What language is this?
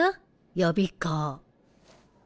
Japanese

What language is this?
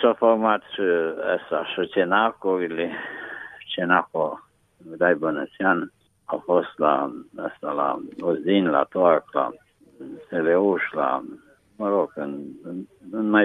Romanian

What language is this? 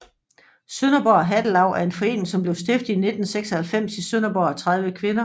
Danish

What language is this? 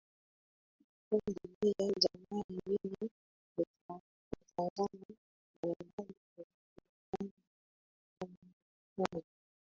Swahili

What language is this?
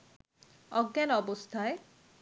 Bangla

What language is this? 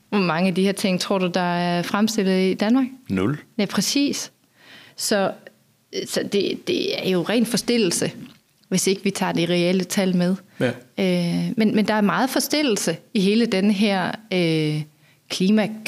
Danish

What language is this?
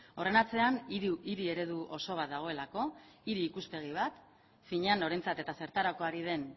Basque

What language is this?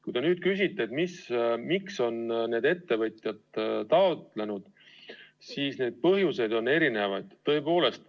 Estonian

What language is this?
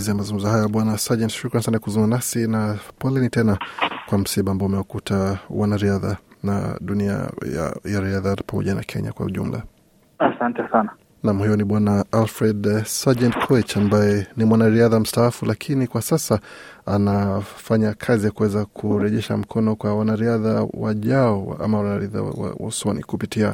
Swahili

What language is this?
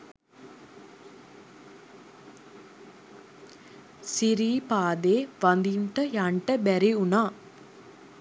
Sinhala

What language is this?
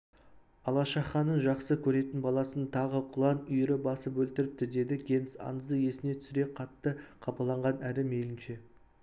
Kazakh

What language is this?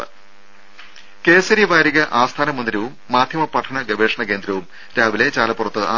Malayalam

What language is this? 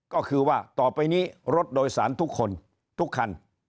Thai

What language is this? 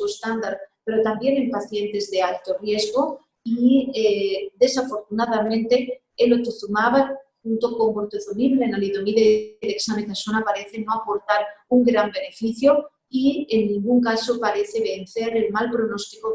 Spanish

